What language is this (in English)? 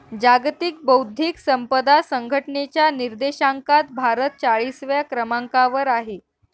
Marathi